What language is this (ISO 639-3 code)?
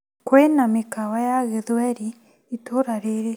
kik